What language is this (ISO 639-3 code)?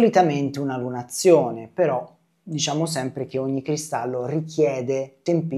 ita